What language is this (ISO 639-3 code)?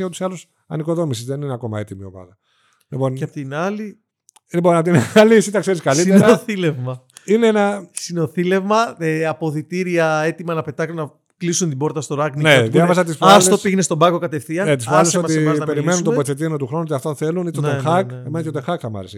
ell